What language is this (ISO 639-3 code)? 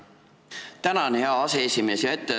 est